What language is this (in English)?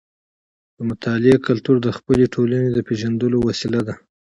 Pashto